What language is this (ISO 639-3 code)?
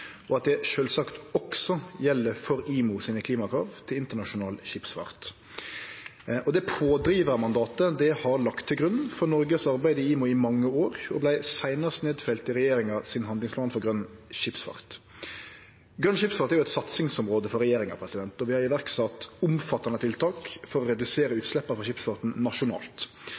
nno